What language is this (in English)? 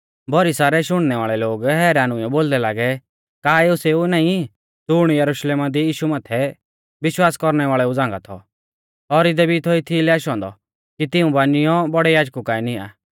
Mahasu Pahari